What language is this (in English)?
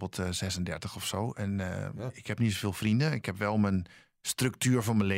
Dutch